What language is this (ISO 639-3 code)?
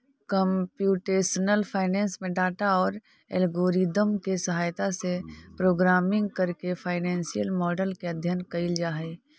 mag